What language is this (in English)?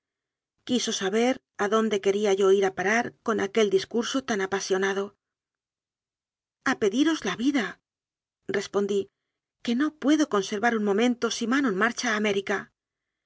Spanish